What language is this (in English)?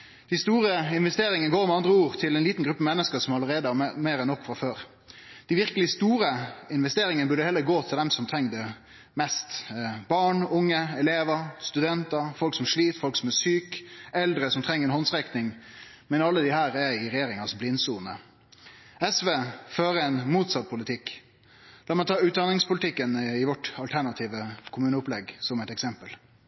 Norwegian Nynorsk